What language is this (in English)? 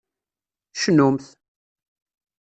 Kabyle